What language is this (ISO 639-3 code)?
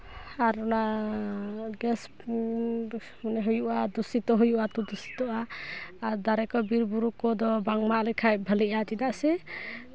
sat